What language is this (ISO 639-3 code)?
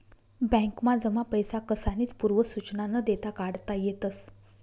mar